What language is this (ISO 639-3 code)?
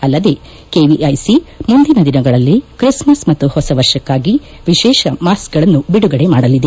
kan